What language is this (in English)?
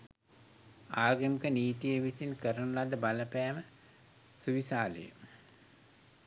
Sinhala